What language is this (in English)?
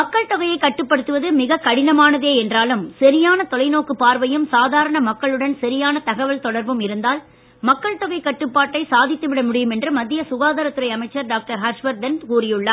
Tamil